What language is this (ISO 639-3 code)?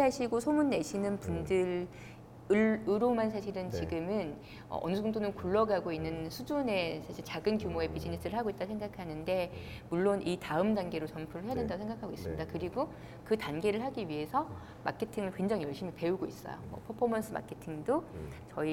kor